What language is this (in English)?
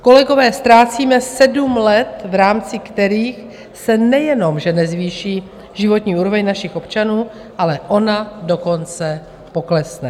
Czech